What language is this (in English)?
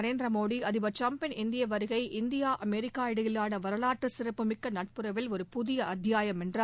Tamil